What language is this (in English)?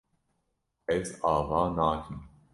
Kurdish